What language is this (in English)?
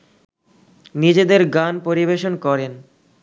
Bangla